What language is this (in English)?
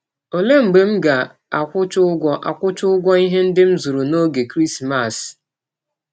Igbo